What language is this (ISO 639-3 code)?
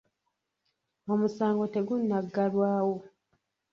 lug